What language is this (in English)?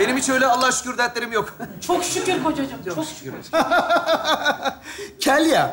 Turkish